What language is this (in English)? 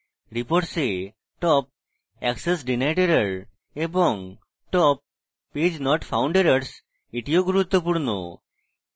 Bangla